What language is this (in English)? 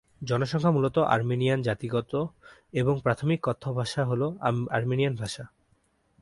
Bangla